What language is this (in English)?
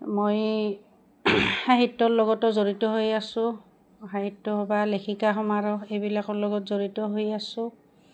Assamese